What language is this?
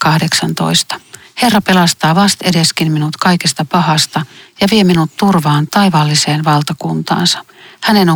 Finnish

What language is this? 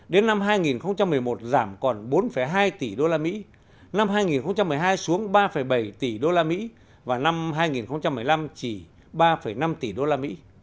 Vietnamese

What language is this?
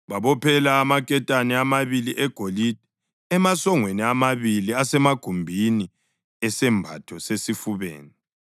North Ndebele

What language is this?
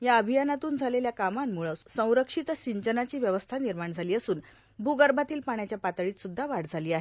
Marathi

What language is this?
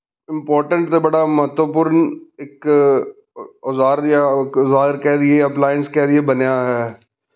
Punjabi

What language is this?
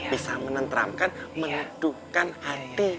Indonesian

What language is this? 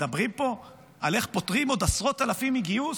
Hebrew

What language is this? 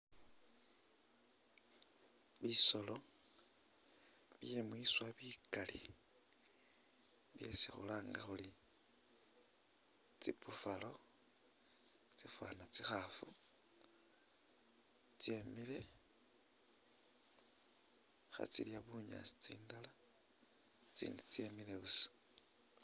Masaaba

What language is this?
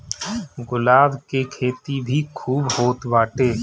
Bhojpuri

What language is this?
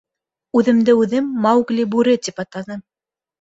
Bashkir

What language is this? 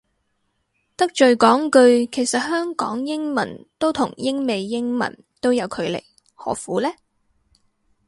Cantonese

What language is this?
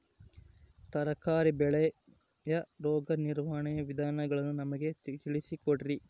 Kannada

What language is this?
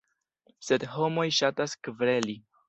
Esperanto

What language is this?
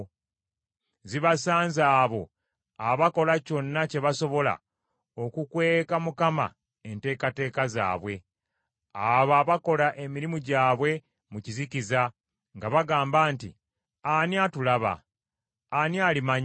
Ganda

